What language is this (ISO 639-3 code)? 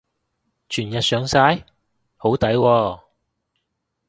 yue